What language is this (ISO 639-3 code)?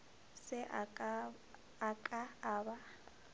nso